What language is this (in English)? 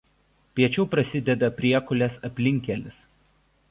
Lithuanian